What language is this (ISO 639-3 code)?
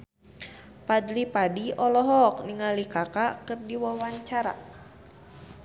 sun